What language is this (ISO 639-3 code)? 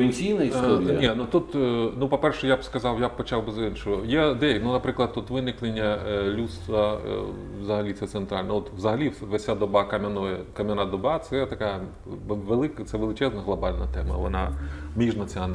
ukr